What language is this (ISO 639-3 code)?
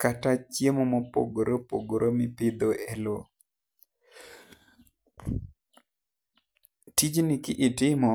luo